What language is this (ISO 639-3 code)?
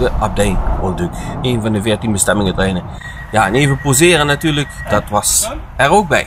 nld